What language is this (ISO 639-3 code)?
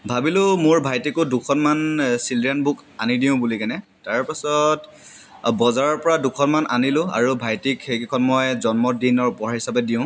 asm